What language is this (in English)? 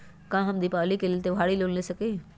Magahi